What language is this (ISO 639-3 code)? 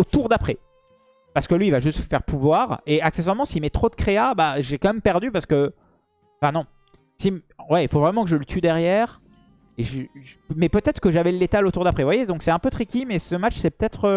fra